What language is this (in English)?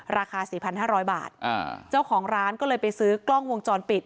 Thai